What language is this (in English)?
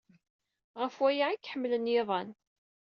Kabyle